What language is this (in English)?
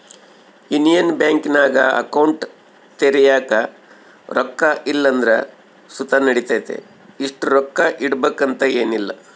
Kannada